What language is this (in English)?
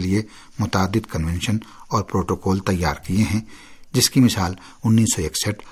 Urdu